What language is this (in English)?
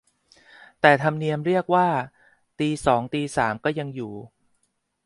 Thai